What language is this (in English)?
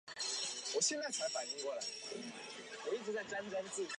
Chinese